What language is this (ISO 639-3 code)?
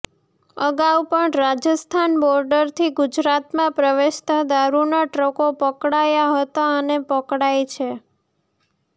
guj